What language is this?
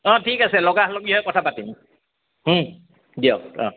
Assamese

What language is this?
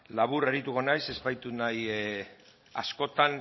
Basque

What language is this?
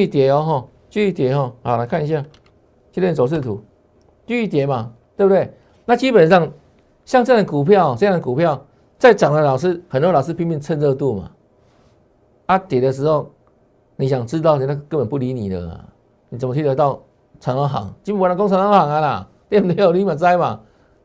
Chinese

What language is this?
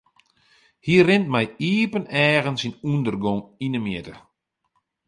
Western Frisian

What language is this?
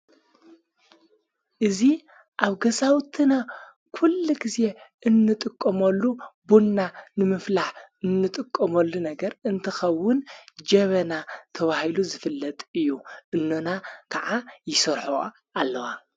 Tigrinya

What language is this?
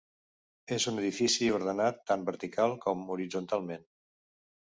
Catalan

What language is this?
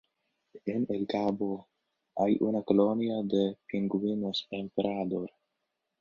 Spanish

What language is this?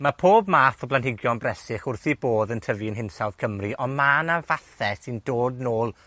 Welsh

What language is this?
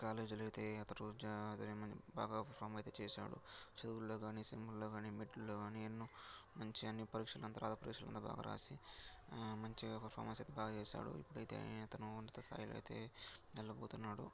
Telugu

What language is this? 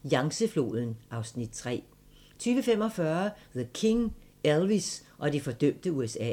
Danish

